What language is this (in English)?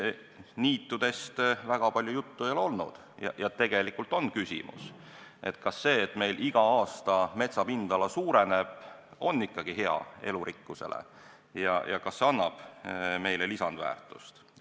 Estonian